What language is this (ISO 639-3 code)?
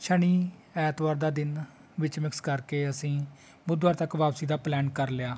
pan